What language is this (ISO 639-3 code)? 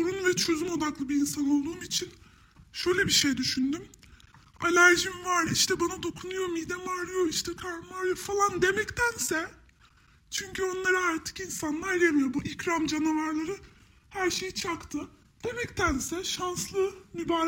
tur